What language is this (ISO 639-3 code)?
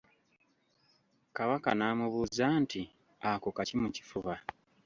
lug